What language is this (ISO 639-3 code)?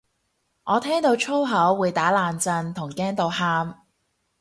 yue